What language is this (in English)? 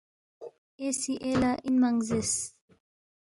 Balti